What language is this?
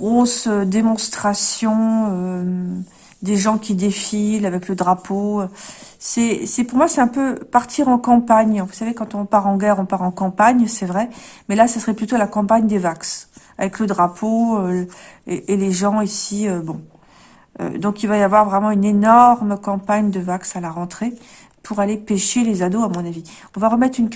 French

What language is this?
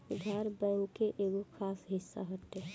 Bhojpuri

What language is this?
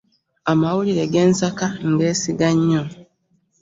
Ganda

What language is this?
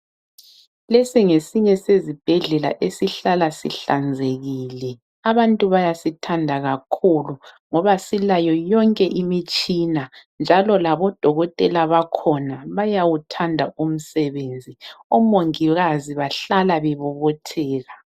North Ndebele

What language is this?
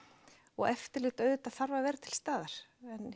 Icelandic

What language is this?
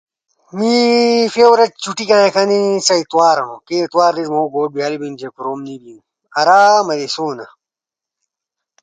Ushojo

